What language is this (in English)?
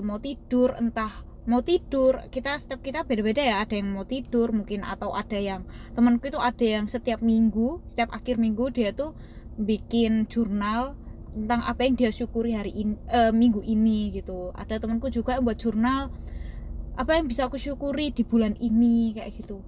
Indonesian